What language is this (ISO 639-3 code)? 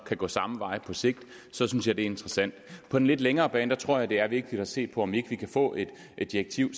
dan